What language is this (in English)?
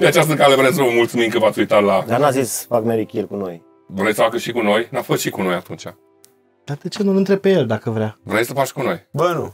Romanian